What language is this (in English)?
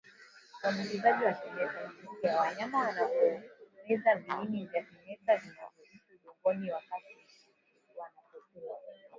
Swahili